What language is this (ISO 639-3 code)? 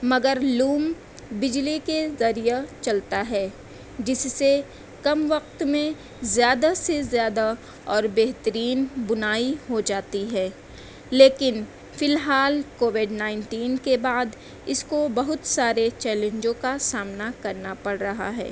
urd